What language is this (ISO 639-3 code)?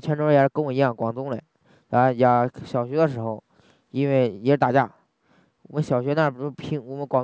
zho